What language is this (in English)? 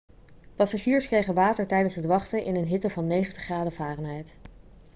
Dutch